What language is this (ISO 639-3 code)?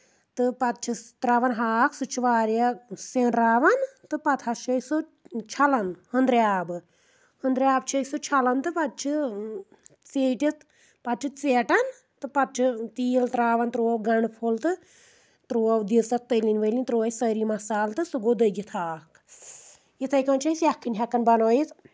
kas